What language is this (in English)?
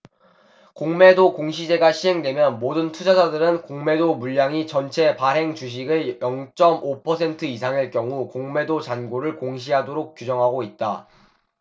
Korean